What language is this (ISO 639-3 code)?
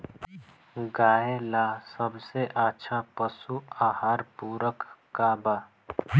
bho